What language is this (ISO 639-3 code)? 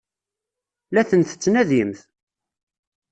kab